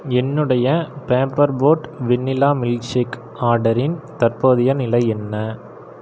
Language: Tamil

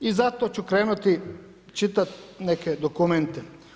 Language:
Croatian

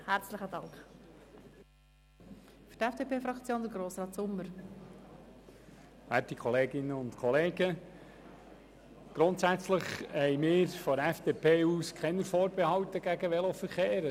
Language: Swiss German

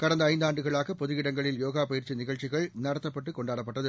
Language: Tamil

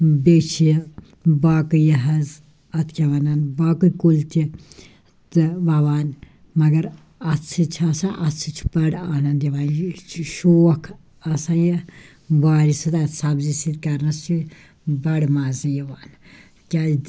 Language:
Kashmiri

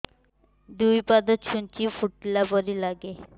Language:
Odia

